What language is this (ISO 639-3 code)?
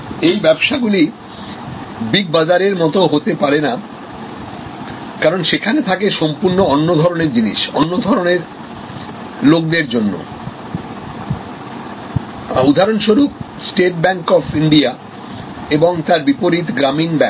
ben